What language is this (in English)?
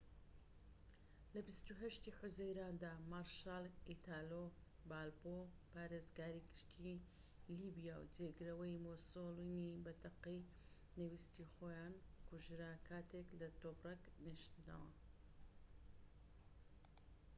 Central Kurdish